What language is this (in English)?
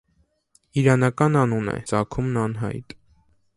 Armenian